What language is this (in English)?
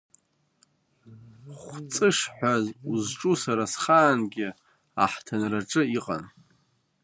Abkhazian